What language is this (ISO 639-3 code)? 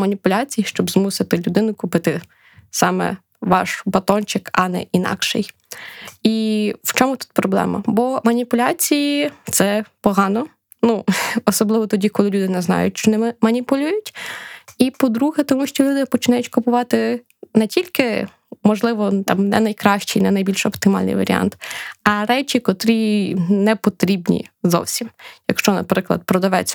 ukr